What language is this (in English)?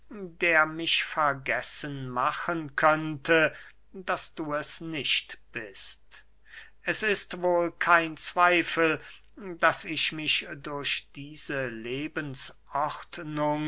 German